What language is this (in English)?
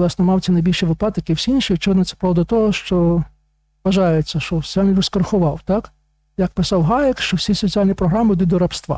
Ukrainian